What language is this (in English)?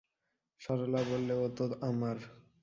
Bangla